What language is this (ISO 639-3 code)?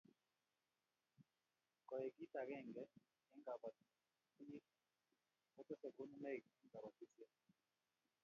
kln